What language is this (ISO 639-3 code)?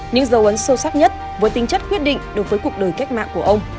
vie